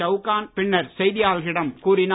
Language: Tamil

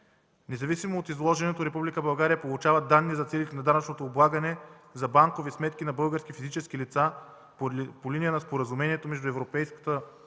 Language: Bulgarian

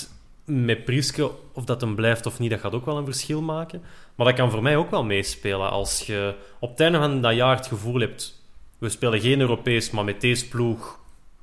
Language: Dutch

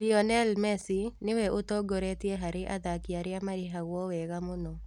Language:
Kikuyu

